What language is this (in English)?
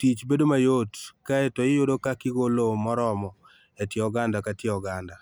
Luo (Kenya and Tanzania)